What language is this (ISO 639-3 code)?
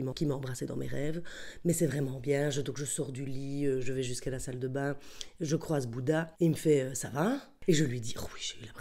fra